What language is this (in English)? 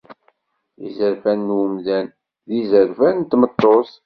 Kabyle